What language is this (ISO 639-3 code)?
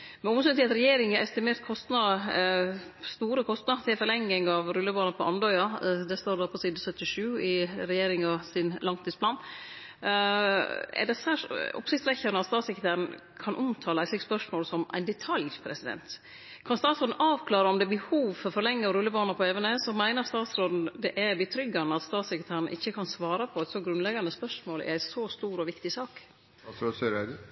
nno